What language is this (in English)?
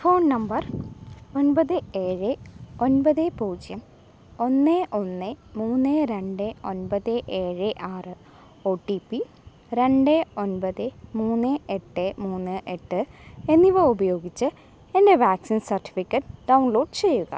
Malayalam